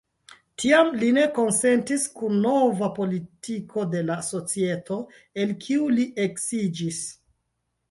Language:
Esperanto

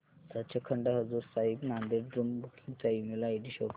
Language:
Marathi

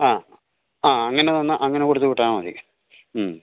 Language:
Malayalam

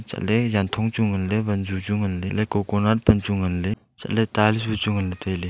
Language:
Wancho Naga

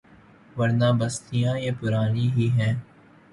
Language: Urdu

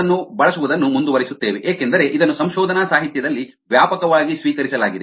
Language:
Kannada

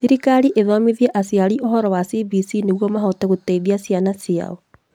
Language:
Kikuyu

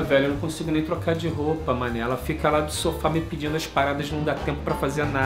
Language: Portuguese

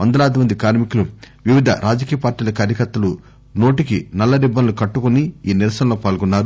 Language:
Telugu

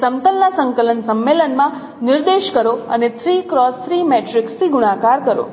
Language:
Gujarati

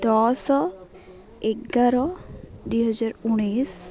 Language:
Odia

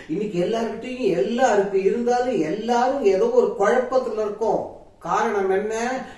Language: Thai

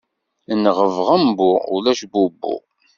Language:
Kabyle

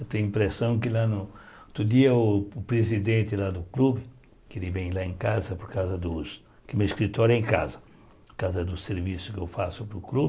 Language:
Portuguese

